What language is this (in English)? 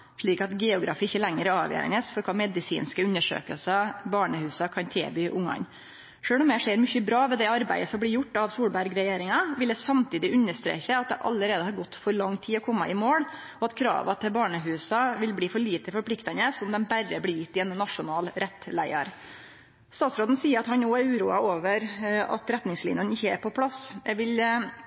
Norwegian Nynorsk